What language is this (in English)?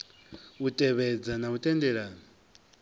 Venda